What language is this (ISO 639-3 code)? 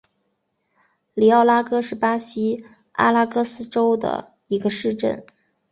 zho